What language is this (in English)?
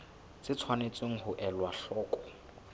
Southern Sotho